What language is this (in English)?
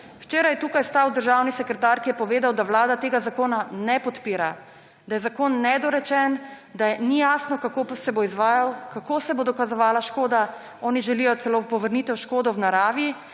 Slovenian